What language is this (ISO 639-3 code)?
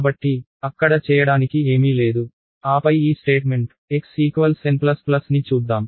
tel